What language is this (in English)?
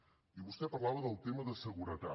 Catalan